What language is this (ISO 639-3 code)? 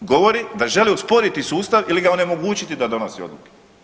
hrv